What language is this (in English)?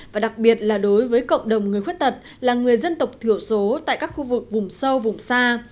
Vietnamese